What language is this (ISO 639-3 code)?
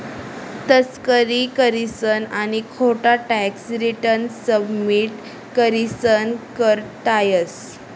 mar